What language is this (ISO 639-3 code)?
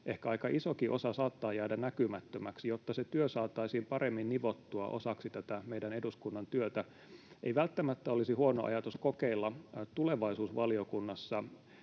fin